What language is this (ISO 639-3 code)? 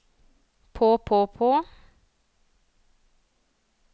nor